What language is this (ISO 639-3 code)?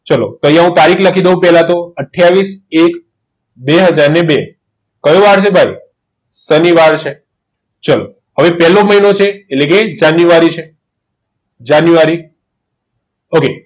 guj